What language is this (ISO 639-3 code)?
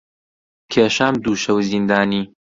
ckb